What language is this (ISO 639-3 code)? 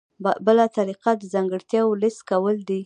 pus